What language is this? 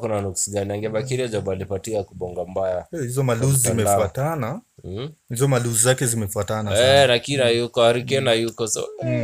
Swahili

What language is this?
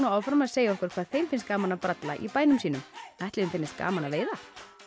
Icelandic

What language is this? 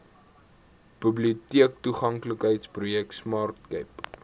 Afrikaans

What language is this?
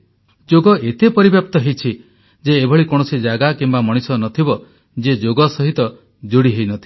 Odia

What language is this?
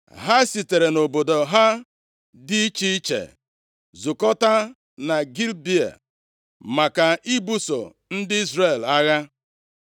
Igbo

